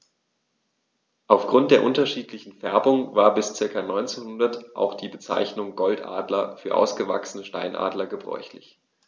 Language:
German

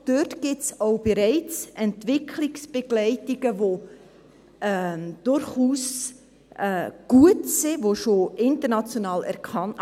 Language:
Swiss German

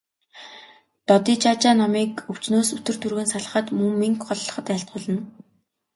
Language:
Mongolian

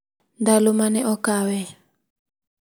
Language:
Luo (Kenya and Tanzania)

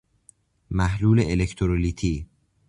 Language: Persian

